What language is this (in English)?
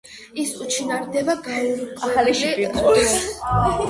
Georgian